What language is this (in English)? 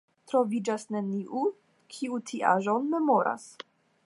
Esperanto